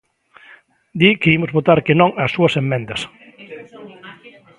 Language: Galician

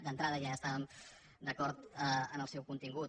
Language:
Catalan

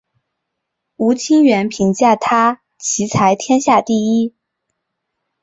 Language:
Chinese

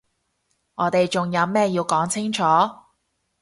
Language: Cantonese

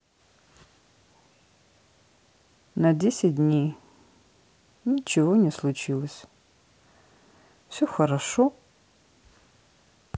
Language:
Russian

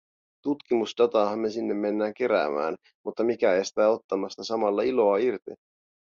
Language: Finnish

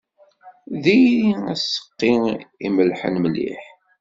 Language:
Kabyle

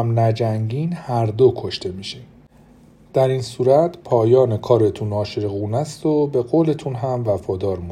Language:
Persian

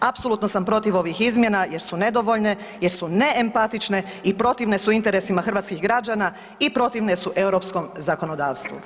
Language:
Croatian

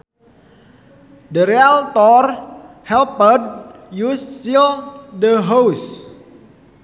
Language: Sundanese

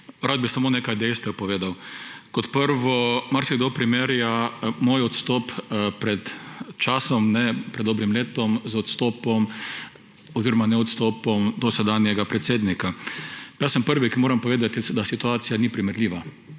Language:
Slovenian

